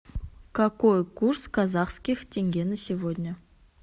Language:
Russian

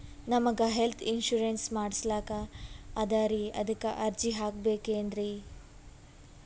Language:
Kannada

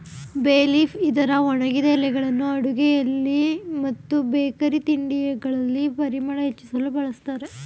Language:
Kannada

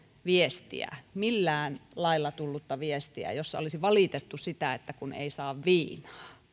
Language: Finnish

